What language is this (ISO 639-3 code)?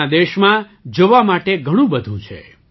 guj